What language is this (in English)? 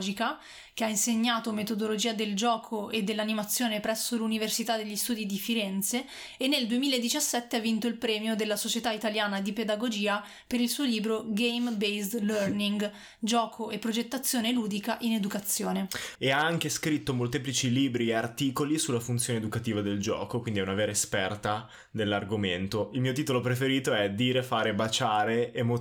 Italian